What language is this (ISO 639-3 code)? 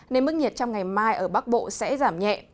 vie